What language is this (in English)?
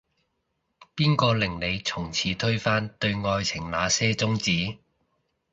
Cantonese